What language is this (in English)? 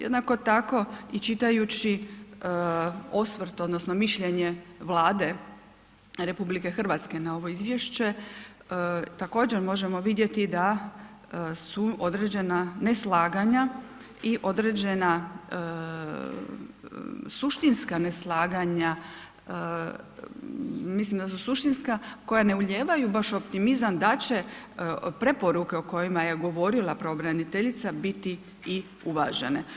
Croatian